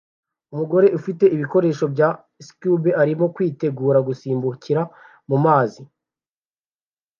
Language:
Kinyarwanda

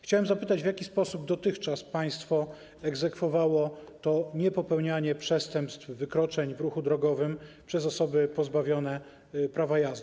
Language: Polish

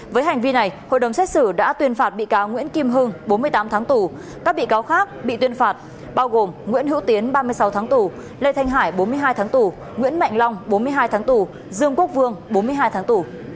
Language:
Vietnamese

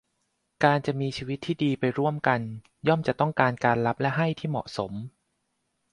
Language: Thai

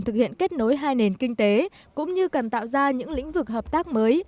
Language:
Vietnamese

